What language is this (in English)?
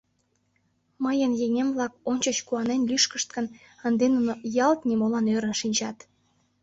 Mari